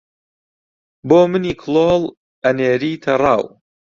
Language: Central Kurdish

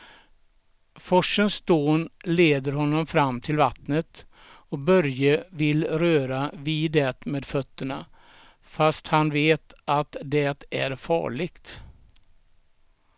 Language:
Swedish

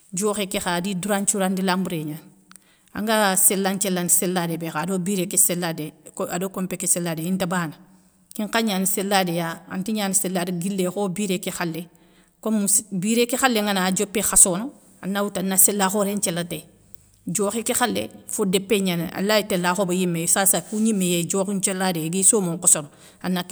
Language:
Soninke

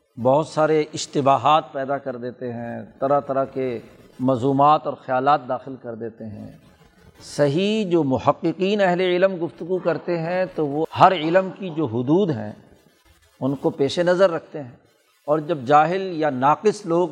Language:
Urdu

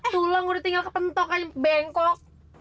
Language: Indonesian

